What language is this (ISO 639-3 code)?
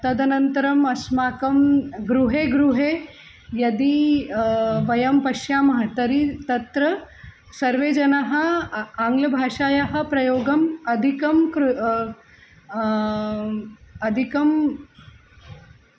san